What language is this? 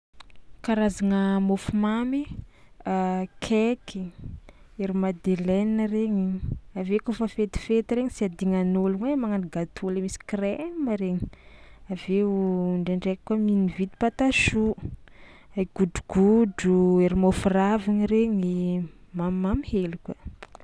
Tsimihety Malagasy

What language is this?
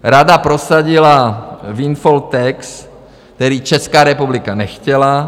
Czech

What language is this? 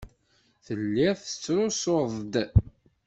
Kabyle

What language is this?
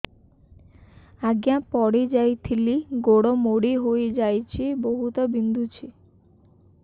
Odia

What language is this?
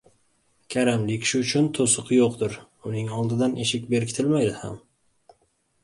Uzbek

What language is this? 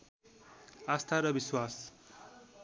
Nepali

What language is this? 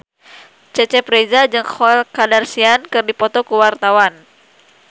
Sundanese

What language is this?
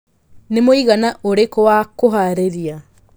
Kikuyu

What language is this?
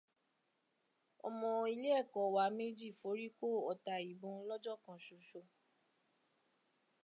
Yoruba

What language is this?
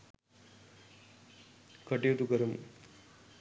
Sinhala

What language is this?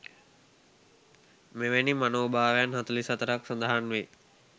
Sinhala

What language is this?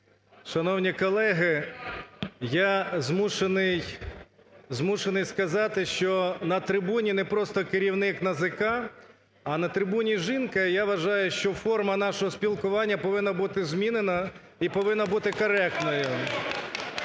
Ukrainian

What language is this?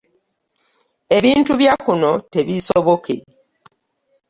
Ganda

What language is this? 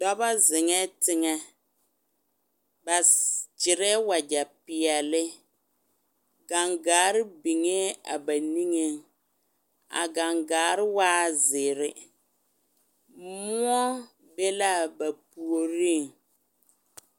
Southern Dagaare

